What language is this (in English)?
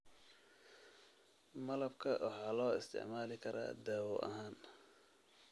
Somali